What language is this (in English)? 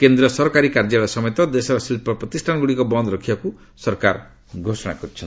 Odia